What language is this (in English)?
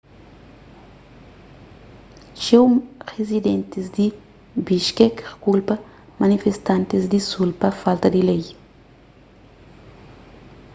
Kabuverdianu